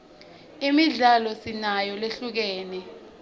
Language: Swati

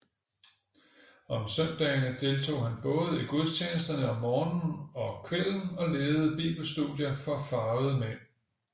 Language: Danish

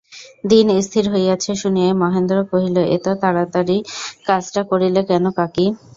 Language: Bangla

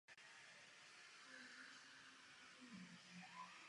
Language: Czech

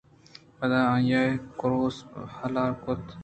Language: Eastern Balochi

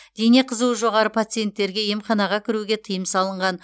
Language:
Kazakh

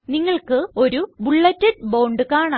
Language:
Malayalam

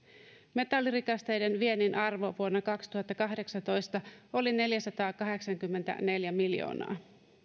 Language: Finnish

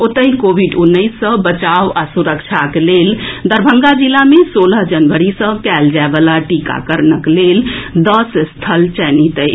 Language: Maithili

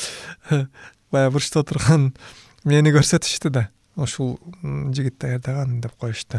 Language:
Turkish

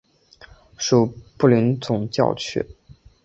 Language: Chinese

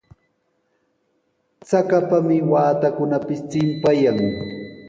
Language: Sihuas Ancash Quechua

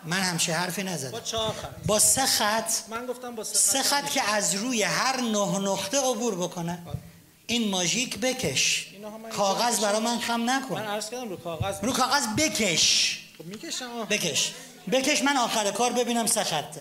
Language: Persian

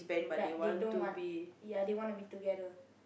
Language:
English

